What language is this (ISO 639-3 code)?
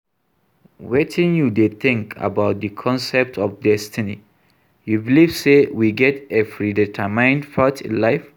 pcm